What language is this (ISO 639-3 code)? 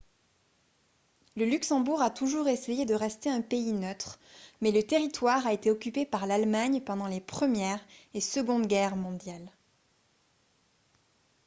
fra